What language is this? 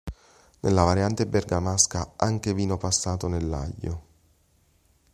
Italian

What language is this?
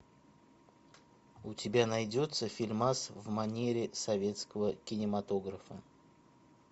Russian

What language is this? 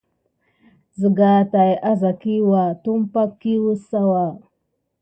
Gidar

